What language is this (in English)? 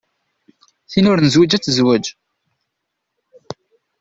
Kabyle